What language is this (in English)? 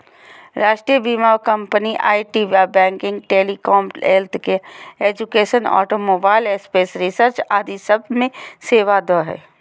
Magahi